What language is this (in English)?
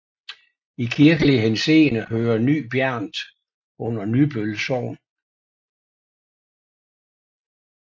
Danish